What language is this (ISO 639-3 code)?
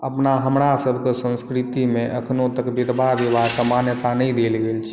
mai